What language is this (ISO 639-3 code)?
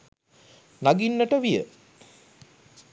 sin